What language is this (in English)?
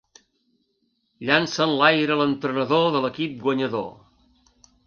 Catalan